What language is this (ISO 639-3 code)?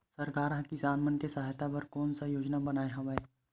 hne